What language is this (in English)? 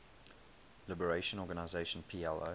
English